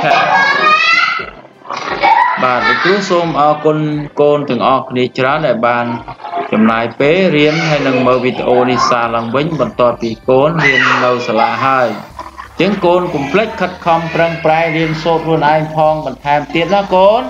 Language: Vietnamese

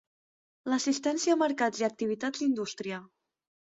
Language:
Catalan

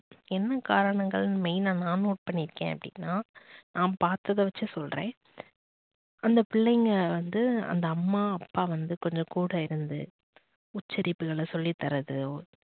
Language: Tamil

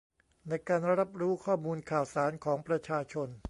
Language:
Thai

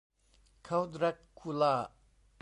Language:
Thai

